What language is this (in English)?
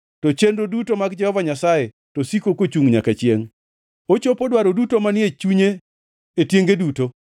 Luo (Kenya and Tanzania)